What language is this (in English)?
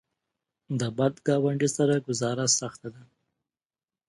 Pashto